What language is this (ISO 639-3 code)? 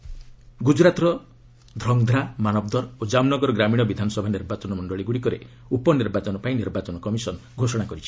ori